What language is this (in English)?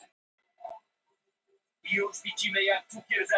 Icelandic